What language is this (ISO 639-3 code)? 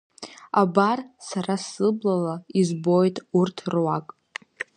abk